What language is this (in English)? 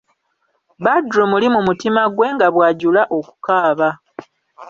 Ganda